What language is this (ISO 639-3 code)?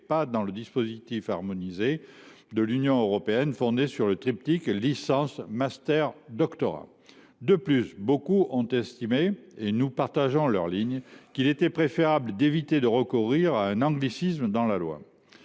fra